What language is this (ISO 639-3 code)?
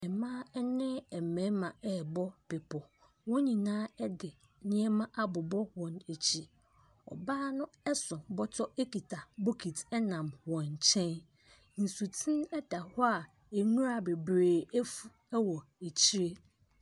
aka